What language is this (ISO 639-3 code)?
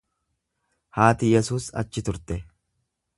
orm